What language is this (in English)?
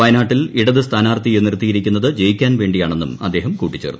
Malayalam